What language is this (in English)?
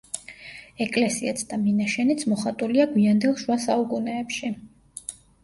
Georgian